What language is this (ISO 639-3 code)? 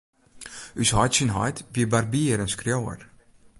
fry